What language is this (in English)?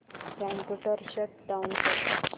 Marathi